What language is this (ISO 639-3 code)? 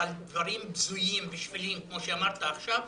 heb